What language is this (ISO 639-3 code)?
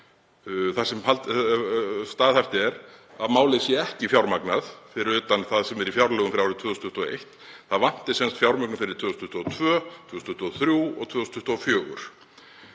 isl